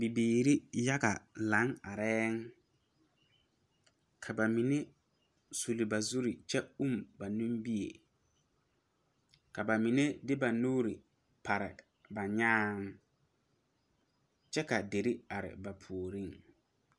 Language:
Southern Dagaare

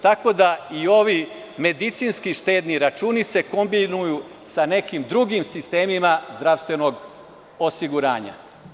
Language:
Serbian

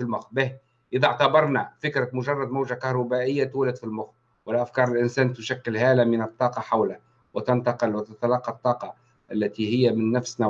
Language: Arabic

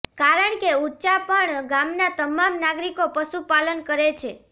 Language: Gujarati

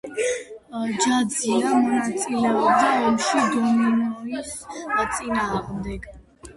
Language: Georgian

